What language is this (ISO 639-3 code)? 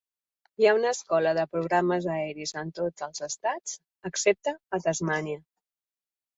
cat